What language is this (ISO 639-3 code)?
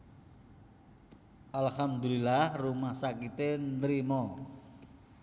jav